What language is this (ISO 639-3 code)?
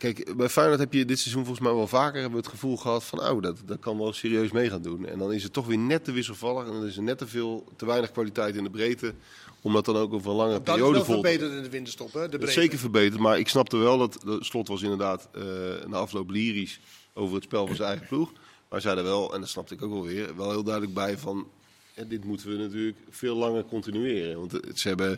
nld